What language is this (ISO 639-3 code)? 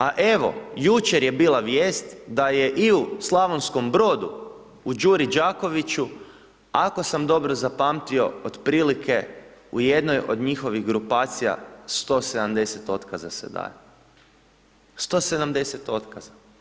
hrv